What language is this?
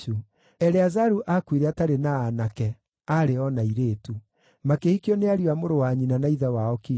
Kikuyu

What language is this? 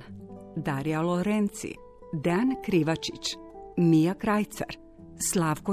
Croatian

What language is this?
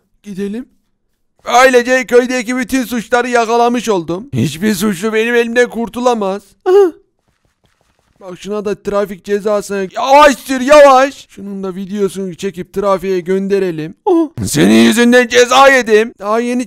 Turkish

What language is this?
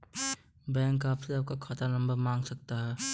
Hindi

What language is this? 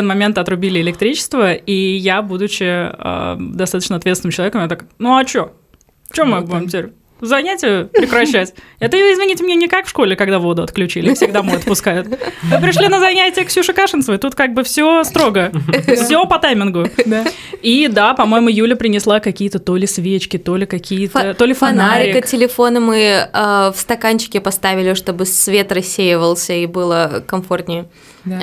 Russian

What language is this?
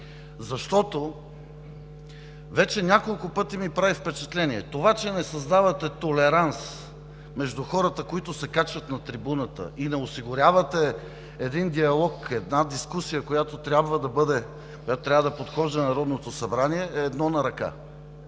Bulgarian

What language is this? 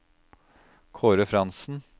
Norwegian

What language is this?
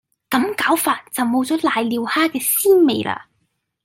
Cantonese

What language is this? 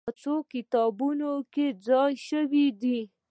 Pashto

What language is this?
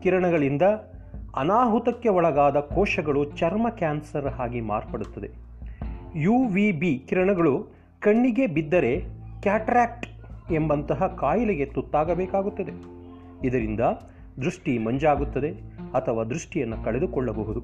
Kannada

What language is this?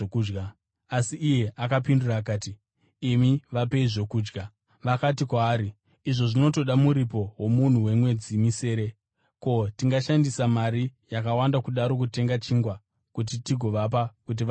Shona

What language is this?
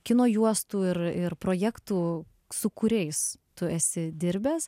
Lithuanian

